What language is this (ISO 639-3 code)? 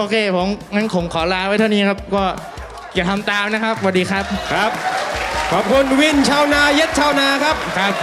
tha